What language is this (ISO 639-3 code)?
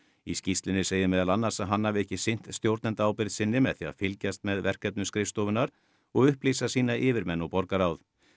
isl